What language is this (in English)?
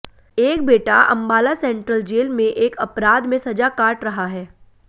Hindi